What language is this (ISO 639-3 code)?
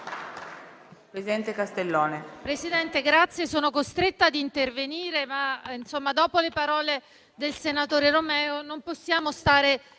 ita